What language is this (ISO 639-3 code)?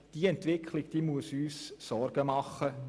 gsw